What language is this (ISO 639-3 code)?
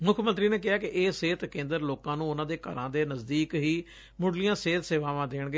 pan